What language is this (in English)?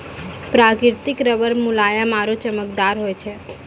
Maithili